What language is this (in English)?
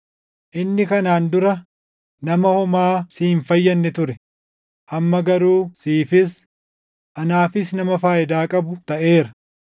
Oromo